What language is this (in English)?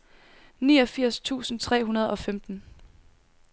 Danish